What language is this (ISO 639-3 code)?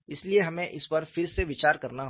hin